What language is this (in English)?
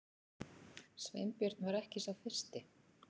Icelandic